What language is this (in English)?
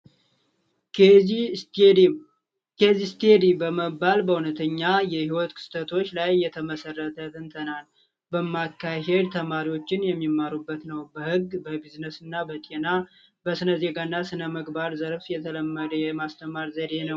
Amharic